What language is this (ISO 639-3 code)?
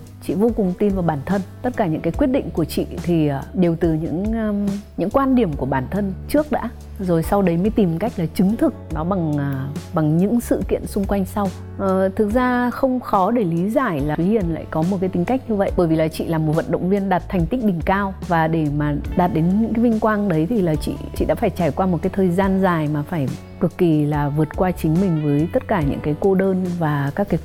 vie